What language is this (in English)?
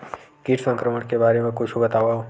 Chhattisgarhi